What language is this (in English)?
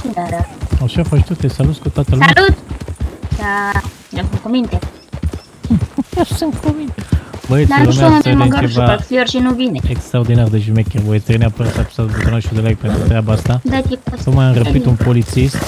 Romanian